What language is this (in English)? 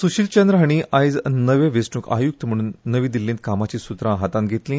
Konkani